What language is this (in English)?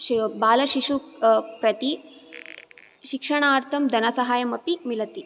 Sanskrit